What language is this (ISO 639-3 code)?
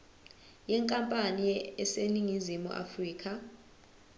zul